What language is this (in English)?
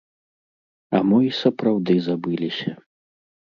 Belarusian